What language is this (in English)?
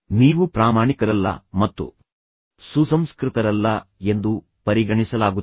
Kannada